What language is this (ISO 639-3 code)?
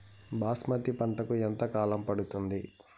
tel